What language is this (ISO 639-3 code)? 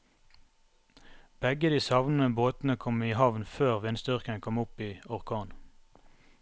nor